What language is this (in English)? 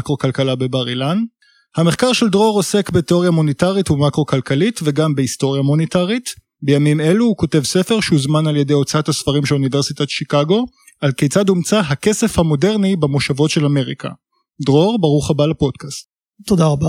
Hebrew